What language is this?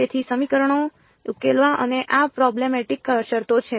Gujarati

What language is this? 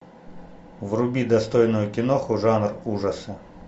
Russian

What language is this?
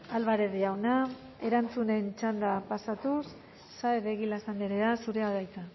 Basque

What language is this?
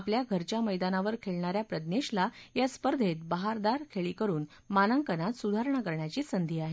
Marathi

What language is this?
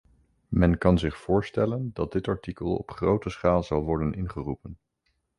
Dutch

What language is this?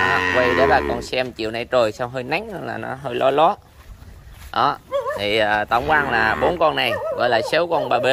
Vietnamese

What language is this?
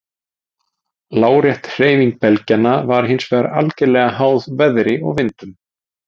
Icelandic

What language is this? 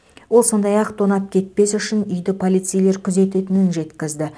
Kazakh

